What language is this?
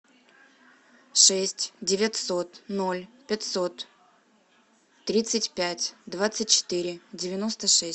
Russian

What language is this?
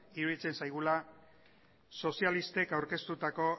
Basque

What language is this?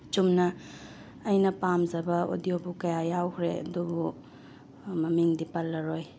Manipuri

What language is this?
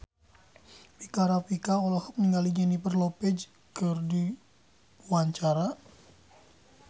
Sundanese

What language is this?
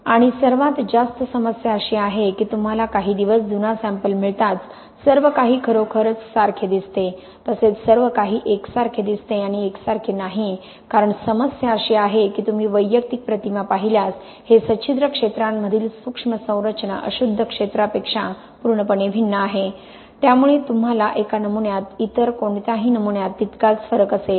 Marathi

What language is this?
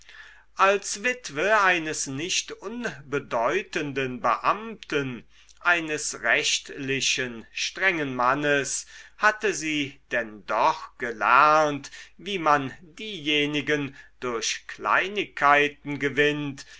German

